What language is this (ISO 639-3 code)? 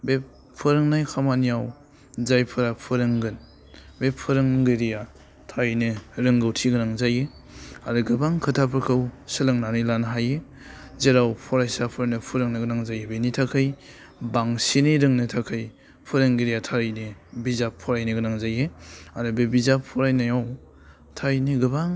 brx